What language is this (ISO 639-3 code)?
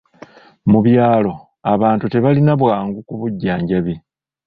lug